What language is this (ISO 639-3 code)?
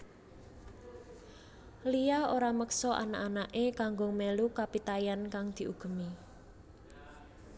jav